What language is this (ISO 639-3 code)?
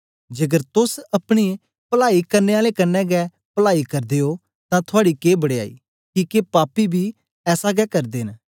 doi